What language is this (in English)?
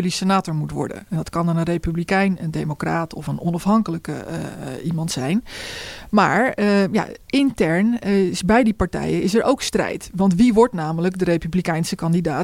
Dutch